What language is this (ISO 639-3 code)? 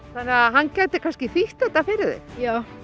isl